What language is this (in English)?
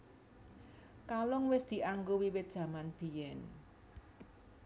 Javanese